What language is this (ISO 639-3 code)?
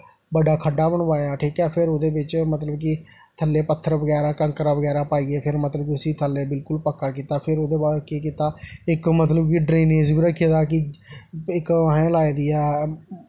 doi